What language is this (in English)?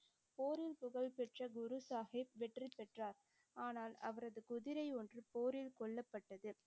Tamil